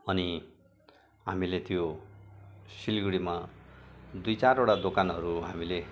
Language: Nepali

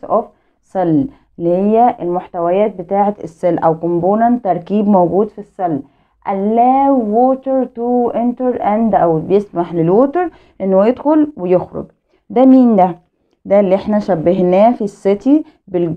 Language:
Arabic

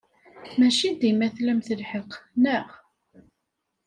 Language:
Kabyle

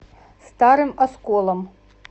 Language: Russian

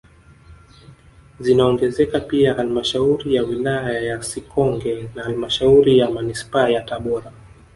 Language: Swahili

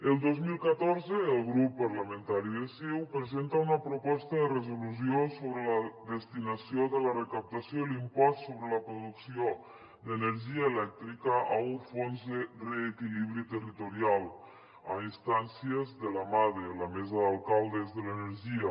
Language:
Catalan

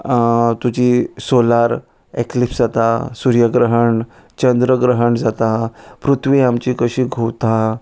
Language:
Konkani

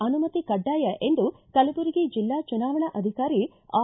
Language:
Kannada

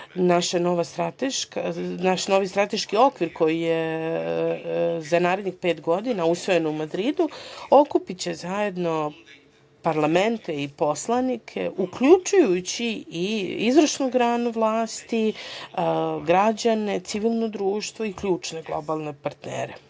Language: Serbian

